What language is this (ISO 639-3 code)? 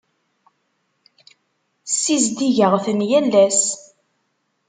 kab